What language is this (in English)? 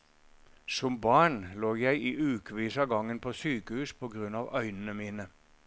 Norwegian